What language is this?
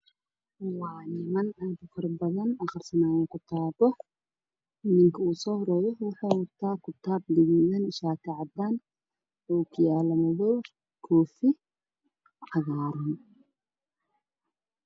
Somali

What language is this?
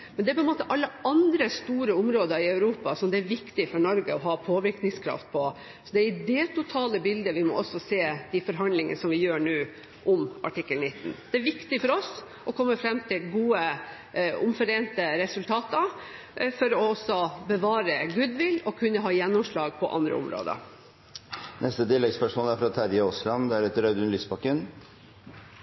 Norwegian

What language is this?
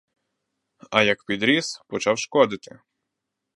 Ukrainian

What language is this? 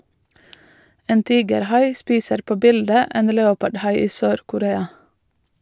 Norwegian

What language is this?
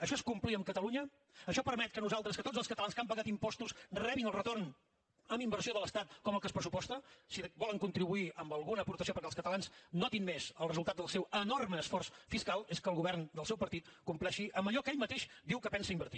Catalan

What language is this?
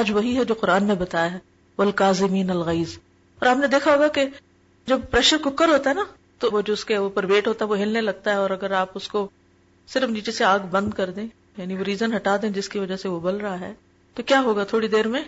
Urdu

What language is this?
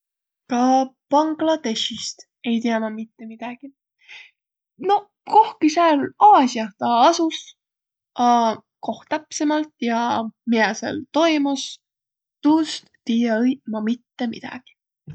Võro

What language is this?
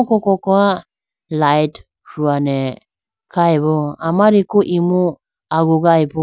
Idu-Mishmi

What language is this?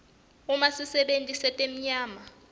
Swati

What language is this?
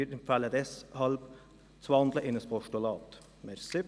Swiss German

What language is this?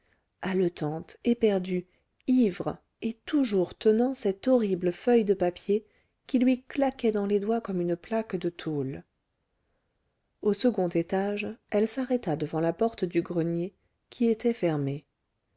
French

